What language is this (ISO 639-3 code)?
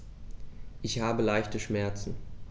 deu